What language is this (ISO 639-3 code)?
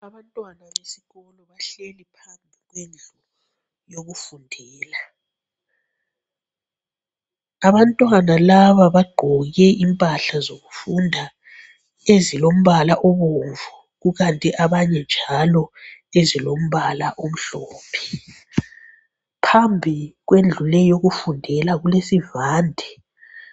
nde